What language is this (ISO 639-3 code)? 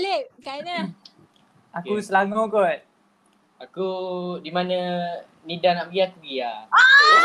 msa